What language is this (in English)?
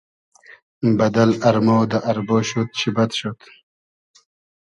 Hazaragi